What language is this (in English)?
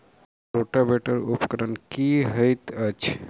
Maithili